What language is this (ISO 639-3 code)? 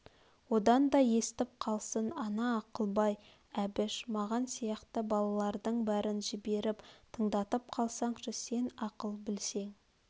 kaz